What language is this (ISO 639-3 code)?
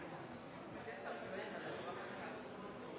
nno